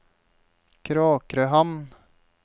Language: Norwegian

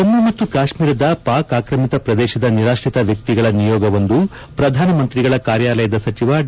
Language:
Kannada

